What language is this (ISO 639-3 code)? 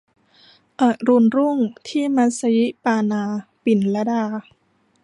tha